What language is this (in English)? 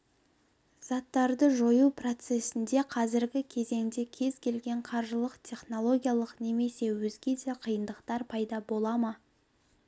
Kazakh